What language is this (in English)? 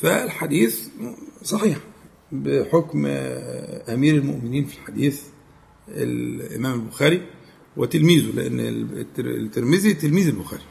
Arabic